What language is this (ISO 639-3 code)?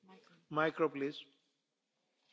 deu